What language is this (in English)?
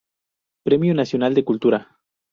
Spanish